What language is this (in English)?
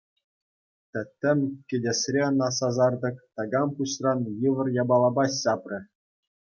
Chuvash